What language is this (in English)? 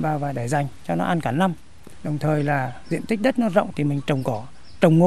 Vietnamese